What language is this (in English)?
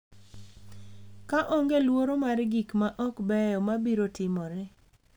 Luo (Kenya and Tanzania)